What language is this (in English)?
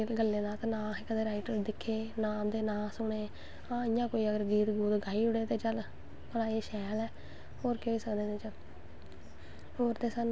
Dogri